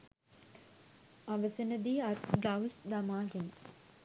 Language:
Sinhala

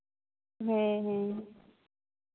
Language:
Santali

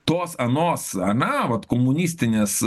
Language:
Lithuanian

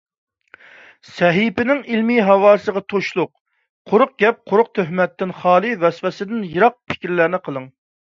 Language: Uyghur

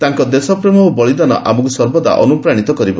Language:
Odia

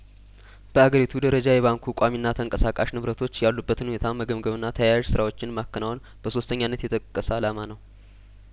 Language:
Amharic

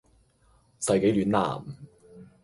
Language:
Cantonese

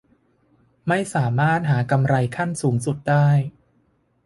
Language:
Thai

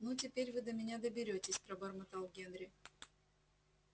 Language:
Russian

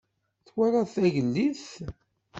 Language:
Kabyle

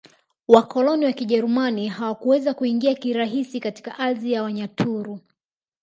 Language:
Swahili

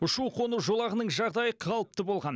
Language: Kazakh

